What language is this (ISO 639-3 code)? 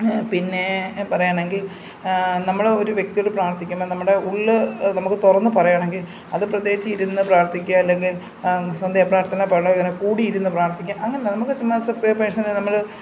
mal